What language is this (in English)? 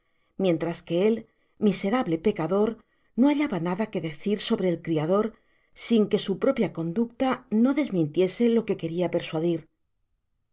Spanish